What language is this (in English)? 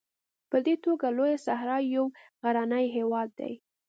Pashto